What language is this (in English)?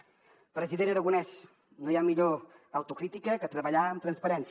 Catalan